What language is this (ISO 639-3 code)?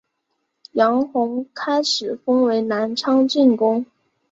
zho